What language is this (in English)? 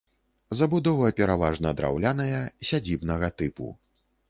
Belarusian